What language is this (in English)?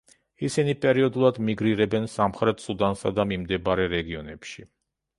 Georgian